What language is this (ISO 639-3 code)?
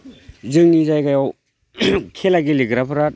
brx